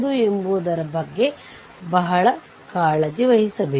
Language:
Kannada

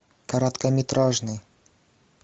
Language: Russian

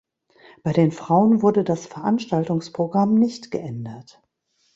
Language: German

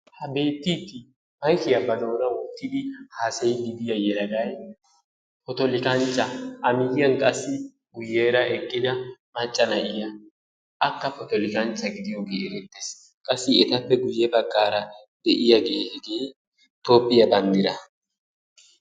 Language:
Wolaytta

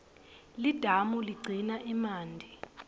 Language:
Swati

